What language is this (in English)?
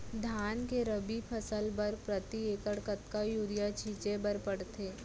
Chhattisgarhi